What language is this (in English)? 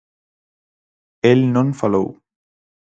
Galician